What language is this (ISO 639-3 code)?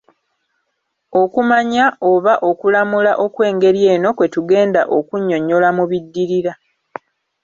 lug